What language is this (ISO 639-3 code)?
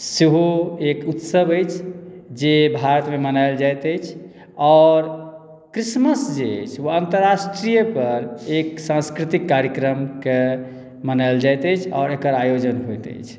mai